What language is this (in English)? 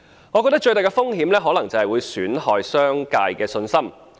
Cantonese